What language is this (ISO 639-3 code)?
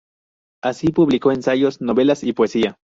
spa